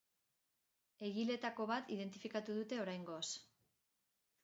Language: Basque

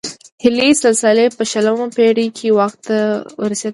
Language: Pashto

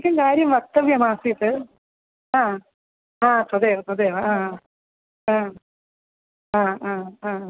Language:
Sanskrit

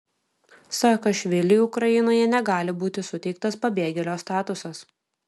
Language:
Lithuanian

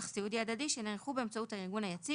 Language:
Hebrew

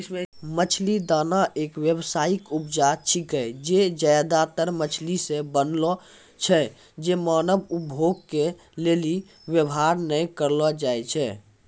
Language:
Maithili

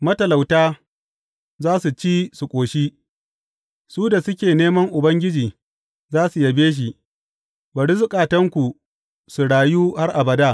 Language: Hausa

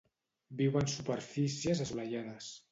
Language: Catalan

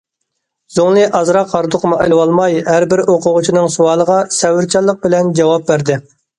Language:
Uyghur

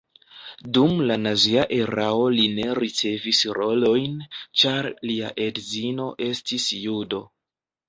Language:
Esperanto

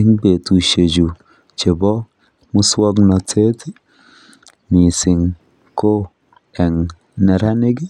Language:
Kalenjin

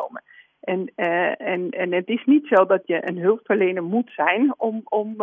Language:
Dutch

